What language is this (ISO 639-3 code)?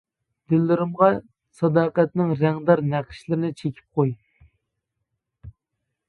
uig